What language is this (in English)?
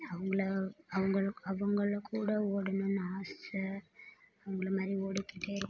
Tamil